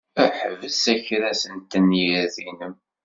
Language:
Kabyle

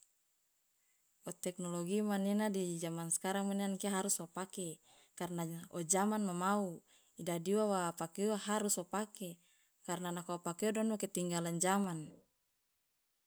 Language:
Loloda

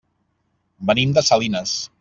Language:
Catalan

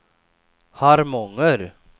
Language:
Swedish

